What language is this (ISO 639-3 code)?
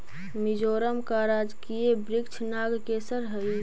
mag